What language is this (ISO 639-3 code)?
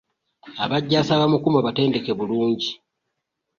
lug